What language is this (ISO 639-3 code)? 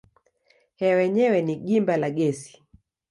swa